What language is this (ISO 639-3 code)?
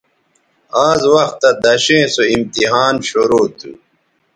btv